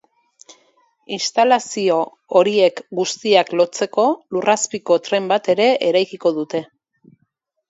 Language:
Basque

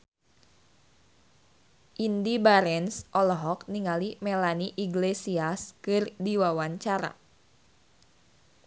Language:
Sundanese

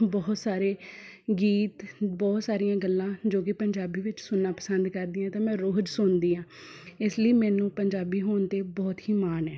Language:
Punjabi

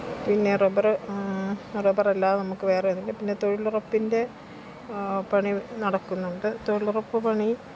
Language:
Malayalam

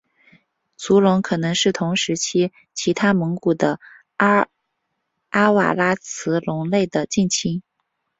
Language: Chinese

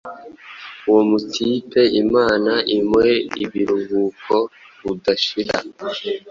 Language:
Kinyarwanda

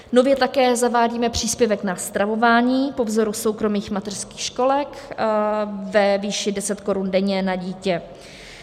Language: Czech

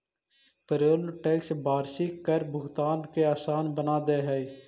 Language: Magahi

